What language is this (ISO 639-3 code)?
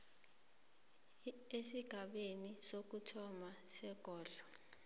nbl